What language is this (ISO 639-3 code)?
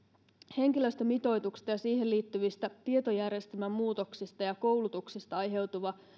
fin